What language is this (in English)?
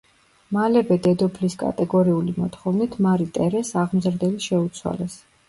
Georgian